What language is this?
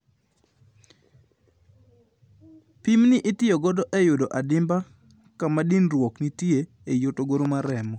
Luo (Kenya and Tanzania)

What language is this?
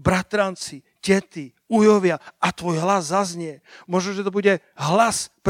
Slovak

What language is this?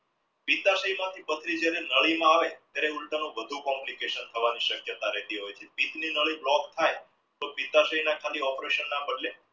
Gujarati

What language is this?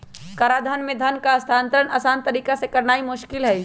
Magahi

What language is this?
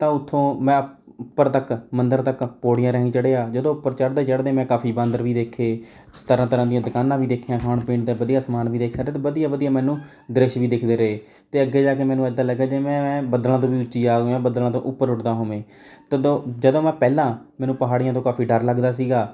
Punjabi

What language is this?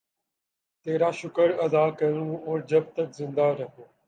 Urdu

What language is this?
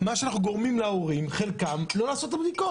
Hebrew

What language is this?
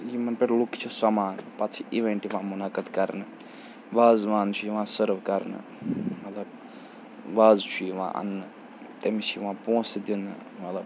Kashmiri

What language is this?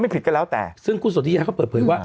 Thai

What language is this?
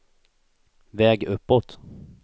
Swedish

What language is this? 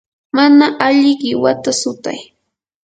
Yanahuanca Pasco Quechua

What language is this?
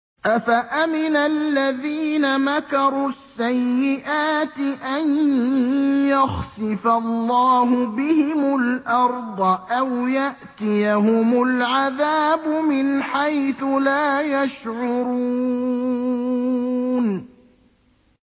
Arabic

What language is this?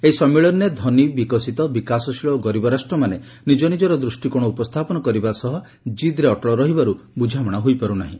Odia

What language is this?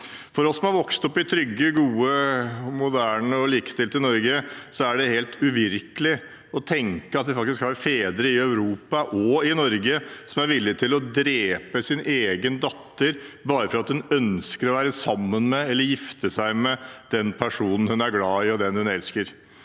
Norwegian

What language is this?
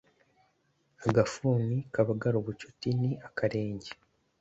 Kinyarwanda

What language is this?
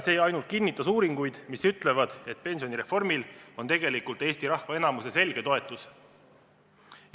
Estonian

